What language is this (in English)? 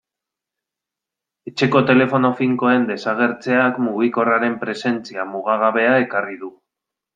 Basque